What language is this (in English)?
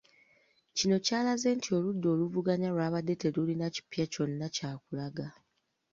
Ganda